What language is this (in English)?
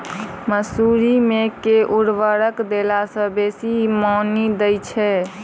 Maithili